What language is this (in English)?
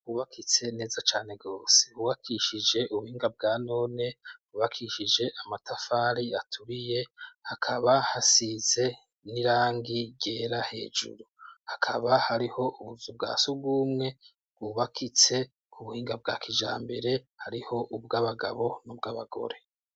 Rundi